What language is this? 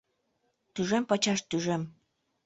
Mari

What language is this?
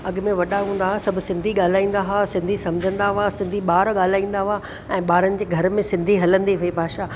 Sindhi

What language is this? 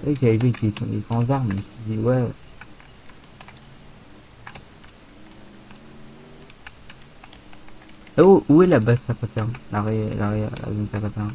French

